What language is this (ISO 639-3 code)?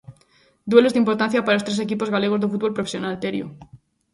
glg